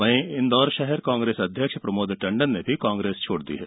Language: Hindi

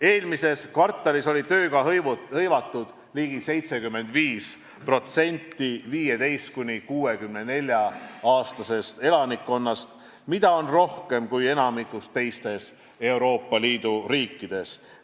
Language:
Estonian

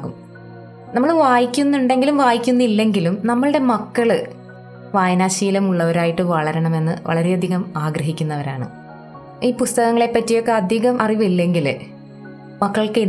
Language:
Malayalam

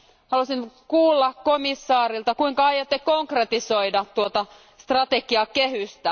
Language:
Finnish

